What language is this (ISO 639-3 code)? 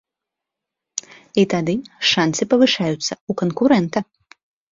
bel